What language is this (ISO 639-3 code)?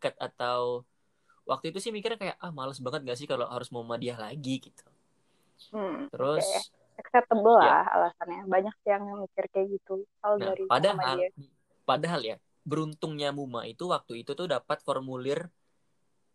ind